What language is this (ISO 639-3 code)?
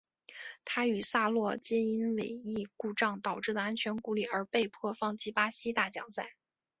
zho